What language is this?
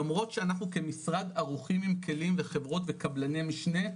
Hebrew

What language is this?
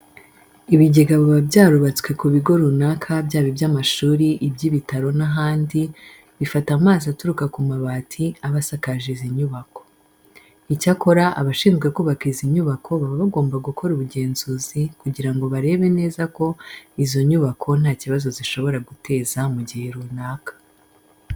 Kinyarwanda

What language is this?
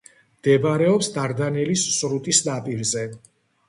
Georgian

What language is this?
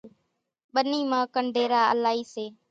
Kachi Koli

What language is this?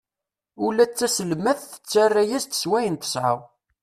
Kabyle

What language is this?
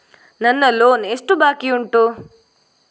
Kannada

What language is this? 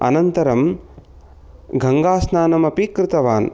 Sanskrit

